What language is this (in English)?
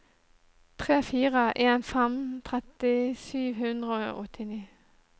Norwegian